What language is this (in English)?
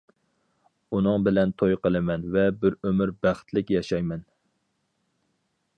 Uyghur